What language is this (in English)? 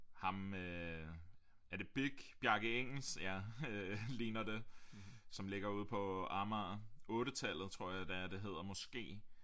Danish